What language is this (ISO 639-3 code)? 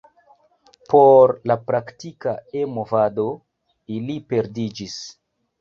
epo